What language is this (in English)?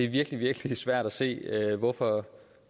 Danish